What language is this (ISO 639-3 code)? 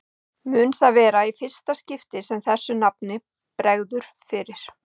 isl